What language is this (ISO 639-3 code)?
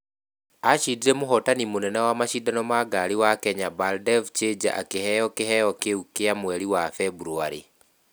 kik